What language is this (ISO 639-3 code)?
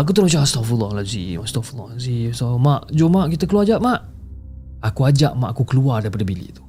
msa